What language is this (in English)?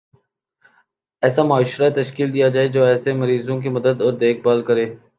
Urdu